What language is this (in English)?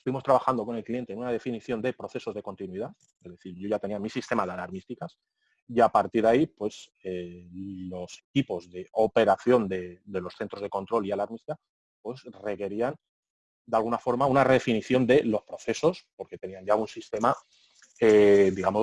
Spanish